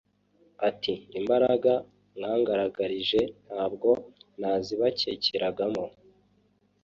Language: Kinyarwanda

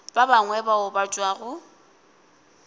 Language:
Northern Sotho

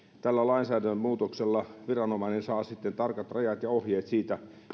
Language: Finnish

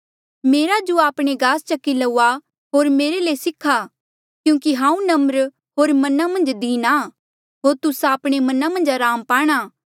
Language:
Mandeali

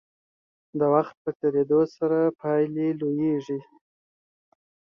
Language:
Pashto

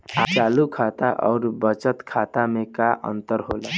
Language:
Bhojpuri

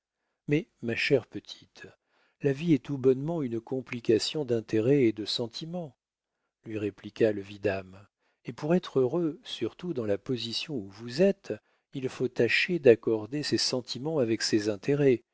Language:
French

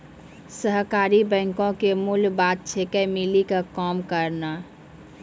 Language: Maithili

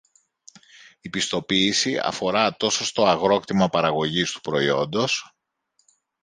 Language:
Greek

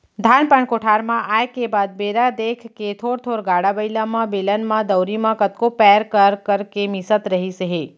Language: Chhattisgarhi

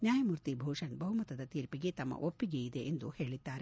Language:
Kannada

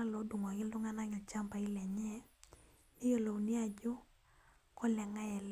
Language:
Masai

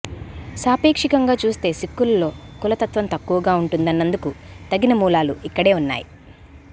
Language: Telugu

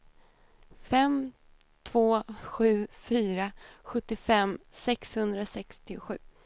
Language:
Swedish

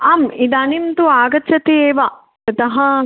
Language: Sanskrit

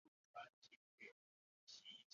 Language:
Chinese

